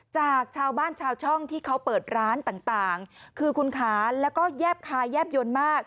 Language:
Thai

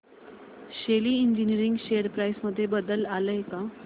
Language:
Marathi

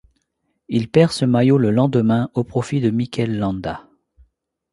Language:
French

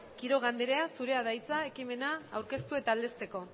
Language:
Basque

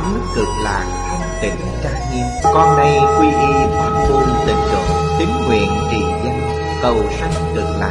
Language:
Vietnamese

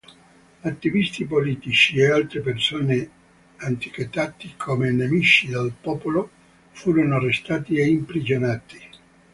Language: Italian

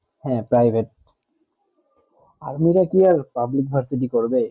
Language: Bangla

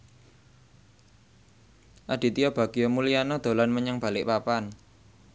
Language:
Javanese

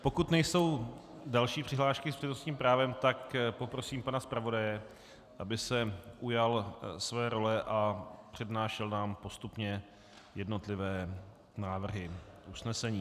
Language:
Czech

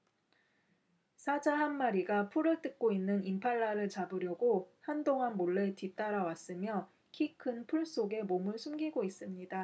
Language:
Korean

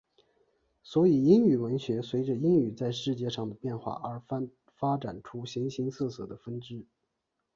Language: Chinese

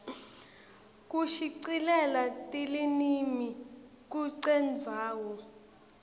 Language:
Swati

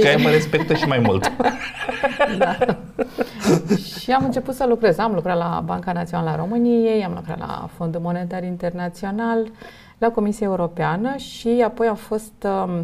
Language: Romanian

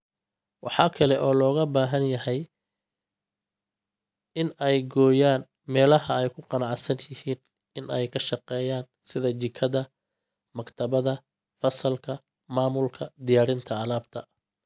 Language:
Somali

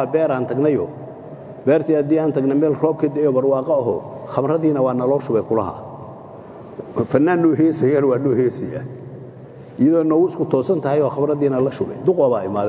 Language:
Arabic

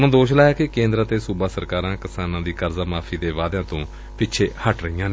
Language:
Punjabi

